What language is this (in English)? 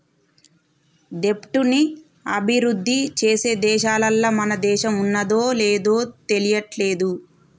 Telugu